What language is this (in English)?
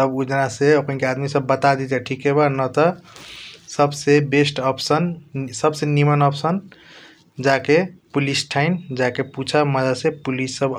Kochila Tharu